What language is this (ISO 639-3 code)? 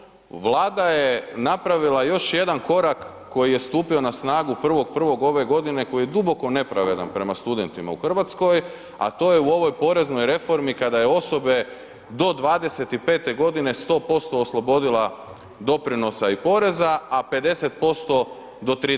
hrv